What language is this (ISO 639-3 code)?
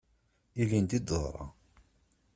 kab